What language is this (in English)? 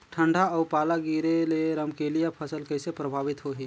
Chhattisgarhi